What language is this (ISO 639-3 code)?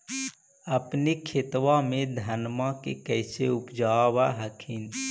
mag